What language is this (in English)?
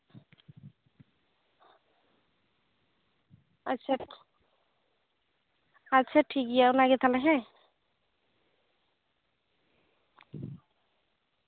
Santali